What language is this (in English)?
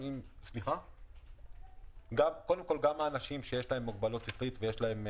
Hebrew